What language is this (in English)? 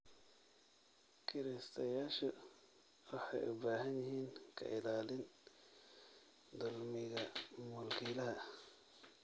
Somali